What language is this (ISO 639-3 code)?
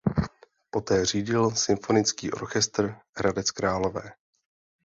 ces